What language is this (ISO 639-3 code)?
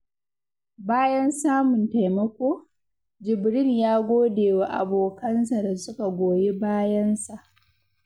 hau